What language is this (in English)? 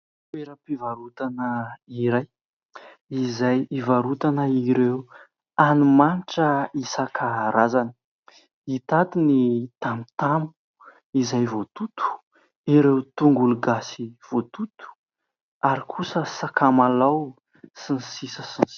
Malagasy